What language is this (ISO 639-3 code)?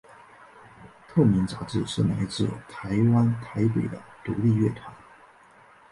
zho